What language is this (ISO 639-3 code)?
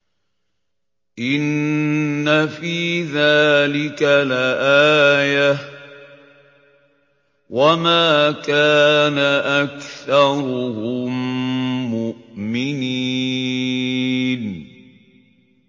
ara